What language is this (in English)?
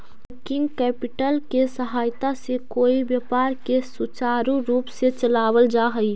Magahi